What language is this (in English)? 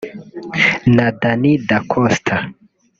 Kinyarwanda